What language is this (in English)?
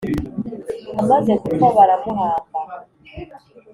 Kinyarwanda